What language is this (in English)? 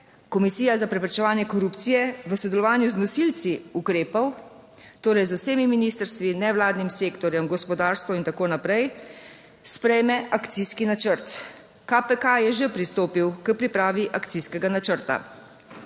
Slovenian